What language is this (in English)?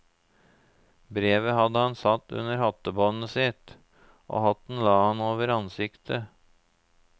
Norwegian